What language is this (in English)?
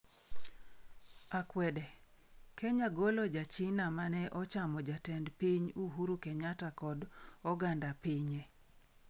Luo (Kenya and Tanzania)